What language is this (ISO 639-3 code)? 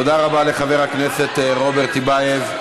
heb